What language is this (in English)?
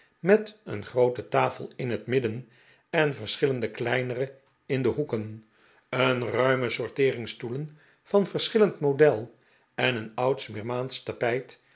Dutch